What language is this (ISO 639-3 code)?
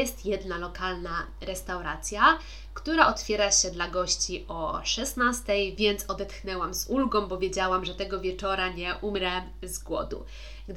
pol